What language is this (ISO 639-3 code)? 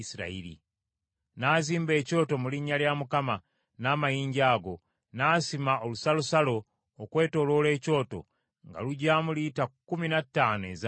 lug